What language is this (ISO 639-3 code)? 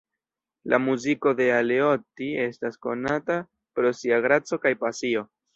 epo